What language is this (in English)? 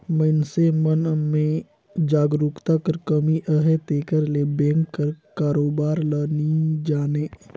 Chhattisgarhi